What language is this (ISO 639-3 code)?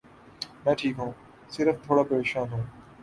urd